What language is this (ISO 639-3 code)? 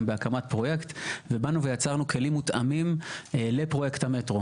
heb